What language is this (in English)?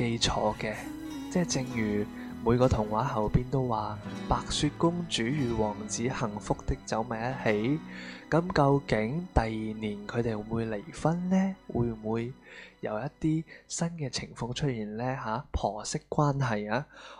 Chinese